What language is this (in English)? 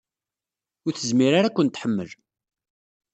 Kabyle